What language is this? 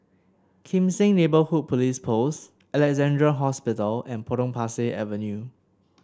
English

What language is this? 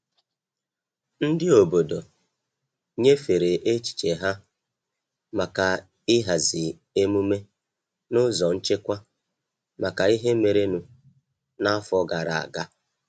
Igbo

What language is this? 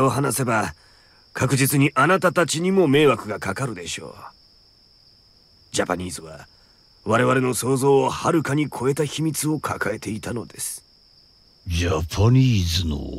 Japanese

